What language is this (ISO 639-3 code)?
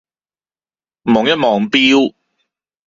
yue